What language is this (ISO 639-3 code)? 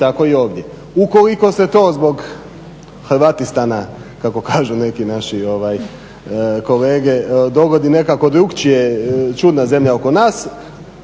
hrv